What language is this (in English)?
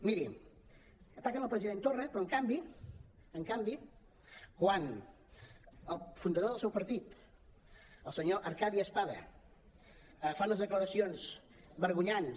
Catalan